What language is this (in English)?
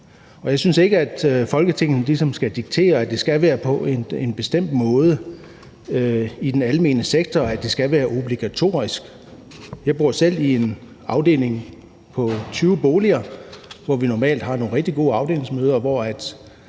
Danish